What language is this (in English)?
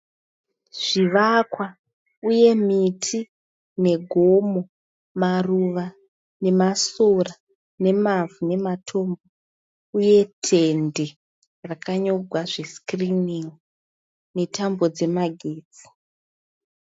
Shona